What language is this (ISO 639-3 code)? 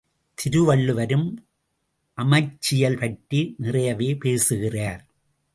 tam